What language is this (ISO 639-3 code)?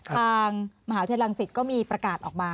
tha